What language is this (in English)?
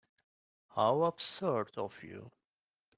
English